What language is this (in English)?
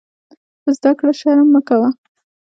Pashto